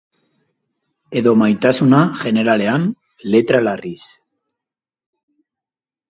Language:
Basque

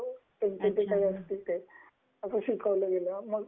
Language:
Marathi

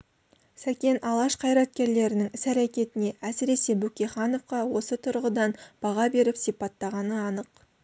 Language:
Kazakh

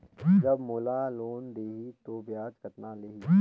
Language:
Chhattisgarhi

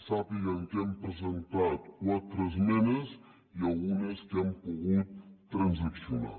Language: Catalan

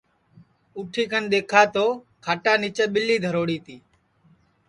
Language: Sansi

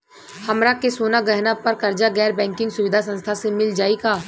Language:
Bhojpuri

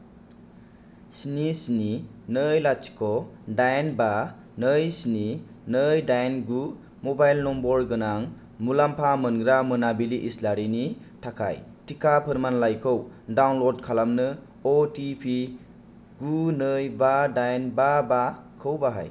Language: Bodo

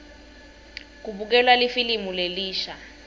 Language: Swati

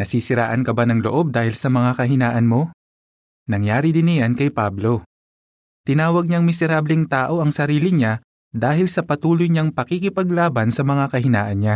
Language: Filipino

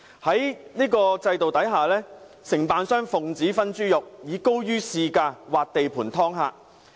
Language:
Cantonese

